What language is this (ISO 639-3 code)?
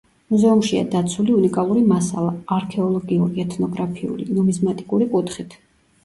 kat